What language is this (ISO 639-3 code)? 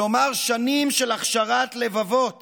heb